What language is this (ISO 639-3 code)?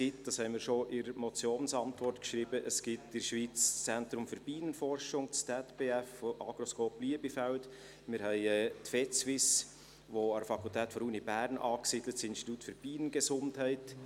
gsw